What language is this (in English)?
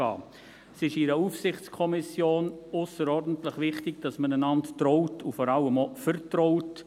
Swiss German